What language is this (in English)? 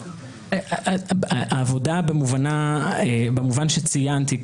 Hebrew